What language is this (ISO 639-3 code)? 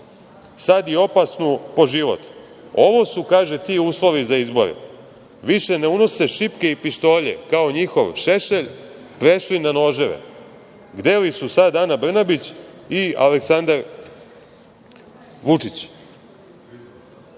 srp